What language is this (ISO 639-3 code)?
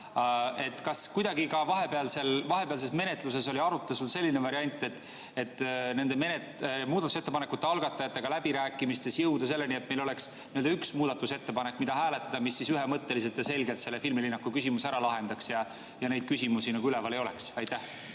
est